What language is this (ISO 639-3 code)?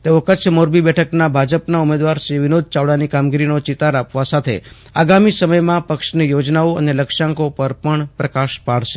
guj